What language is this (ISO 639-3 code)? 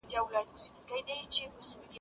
pus